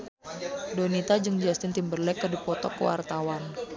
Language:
Sundanese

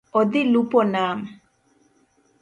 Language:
Luo (Kenya and Tanzania)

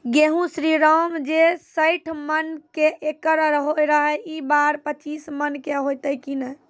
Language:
Maithili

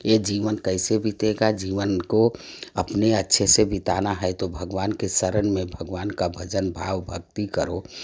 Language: Hindi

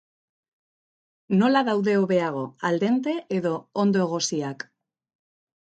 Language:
Basque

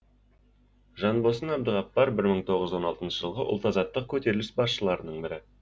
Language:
Kazakh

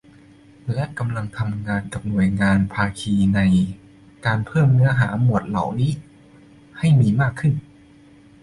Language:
Thai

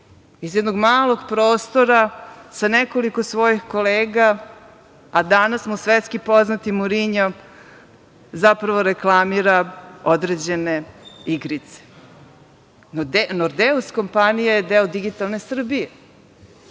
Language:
Serbian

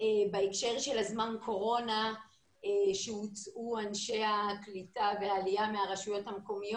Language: Hebrew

